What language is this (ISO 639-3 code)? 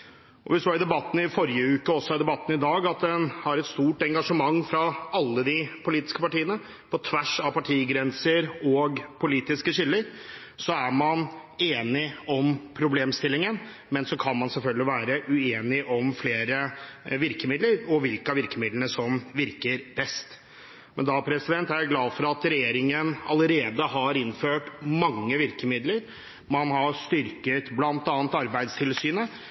nob